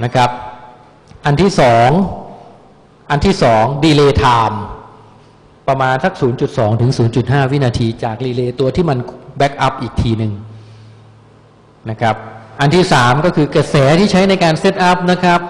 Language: Thai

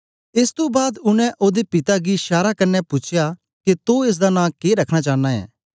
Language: Dogri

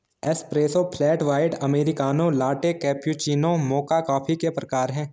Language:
Hindi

